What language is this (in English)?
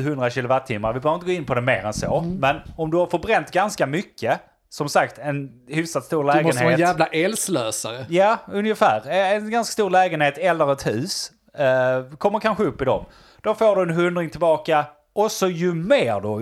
Swedish